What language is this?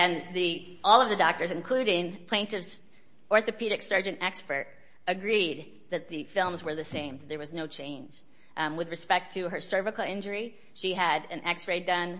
English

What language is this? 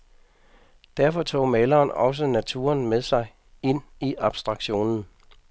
Danish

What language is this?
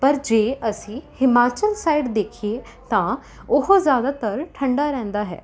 Punjabi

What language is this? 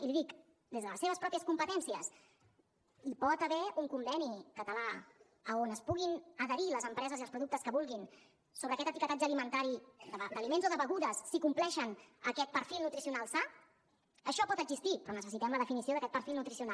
Catalan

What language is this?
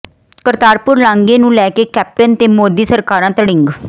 Punjabi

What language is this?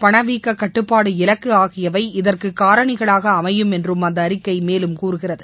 Tamil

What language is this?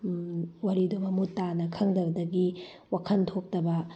Manipuri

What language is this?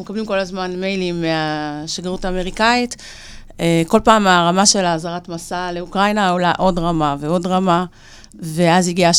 Hebrew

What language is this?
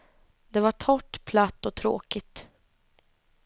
Swedish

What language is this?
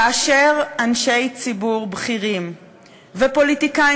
Hebrew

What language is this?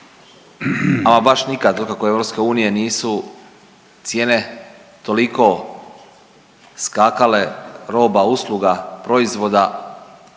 Croatian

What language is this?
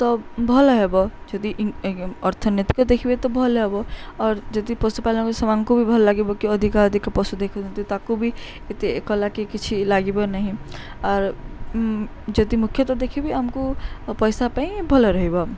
Odia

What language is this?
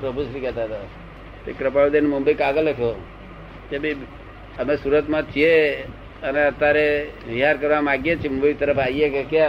Gujarati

